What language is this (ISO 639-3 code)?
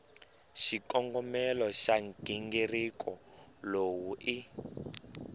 tso